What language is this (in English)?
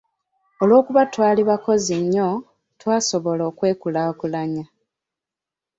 Ganda